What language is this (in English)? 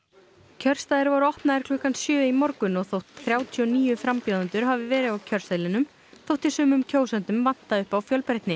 Icelandic